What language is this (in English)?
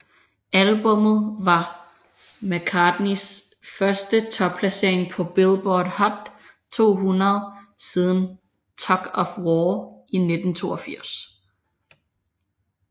Danish